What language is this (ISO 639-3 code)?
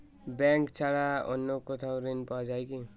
ben